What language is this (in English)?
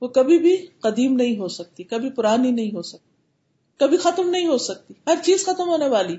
Urdu